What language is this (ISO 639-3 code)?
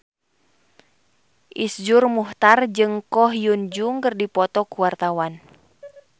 sun